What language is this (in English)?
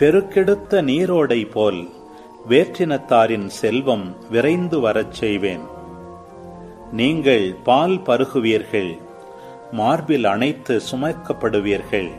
Tamil